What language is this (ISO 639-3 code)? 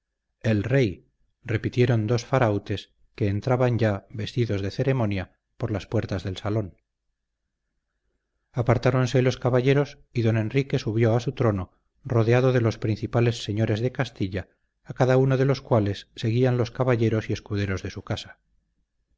spa